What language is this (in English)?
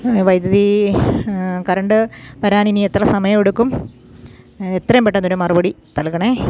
Malayalam